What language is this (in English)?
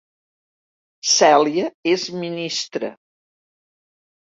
Catalan